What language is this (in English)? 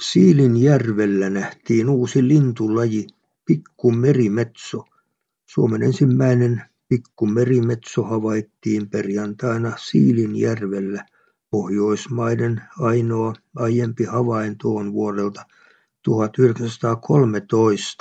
Finnish